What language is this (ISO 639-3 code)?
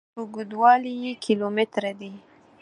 pus